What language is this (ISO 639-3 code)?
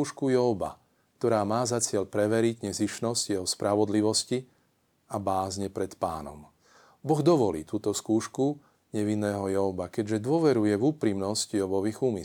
slk